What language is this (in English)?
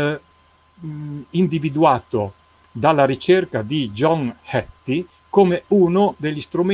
Italian